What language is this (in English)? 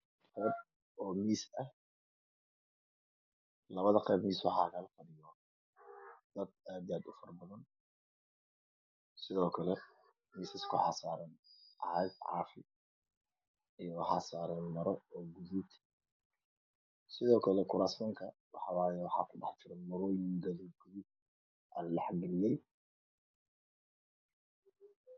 Somali